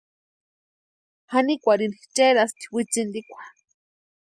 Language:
Western Highland Purepecha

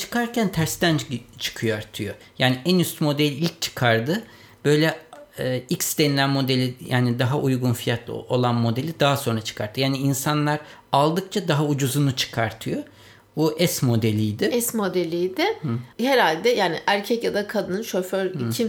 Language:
Turkish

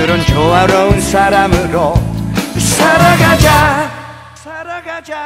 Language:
Korean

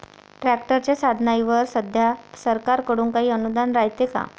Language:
Marathi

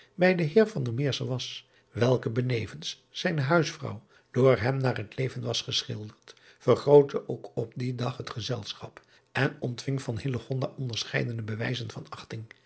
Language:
Dutch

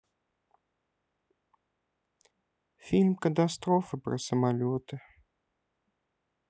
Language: Russian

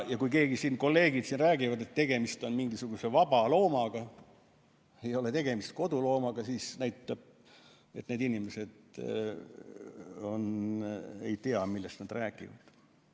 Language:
Estonian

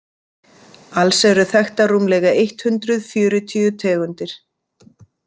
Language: Icelandic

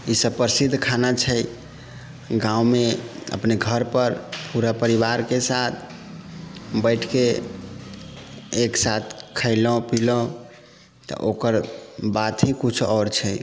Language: Maithili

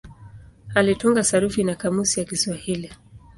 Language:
Swahili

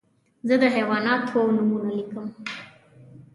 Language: Pashto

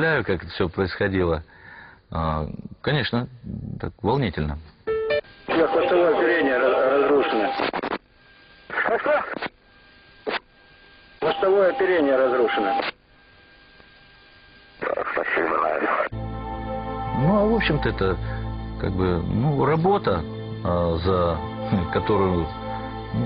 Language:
Russian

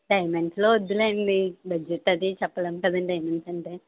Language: Telugu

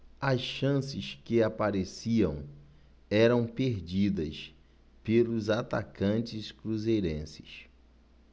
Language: Portuguese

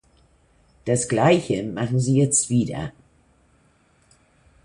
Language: German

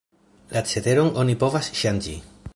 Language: Esperanto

